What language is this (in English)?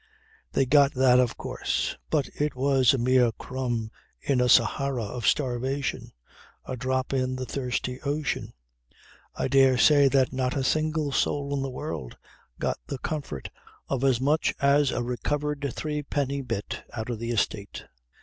English